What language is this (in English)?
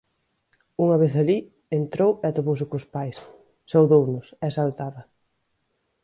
Galician